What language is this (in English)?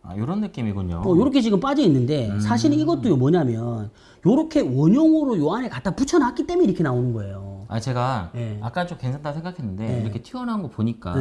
Korean